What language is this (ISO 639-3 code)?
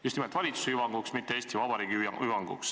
est